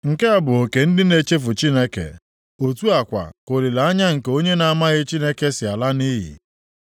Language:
Igbo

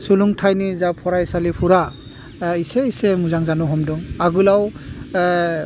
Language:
Bodo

